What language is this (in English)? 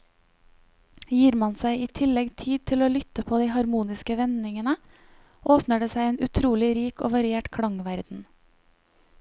Norwegian